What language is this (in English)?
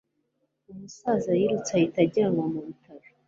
Kinyarwanda